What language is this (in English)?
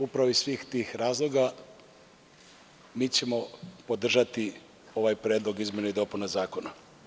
Serbian